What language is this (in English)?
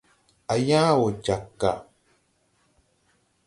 Tupuri